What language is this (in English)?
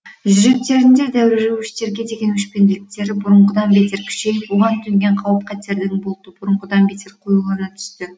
Kazakh